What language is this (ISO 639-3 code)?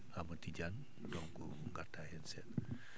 ful